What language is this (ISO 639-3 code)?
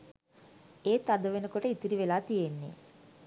sin